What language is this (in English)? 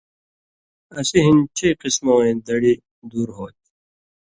Indus Kohistani